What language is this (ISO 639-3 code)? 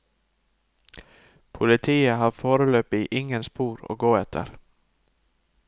nor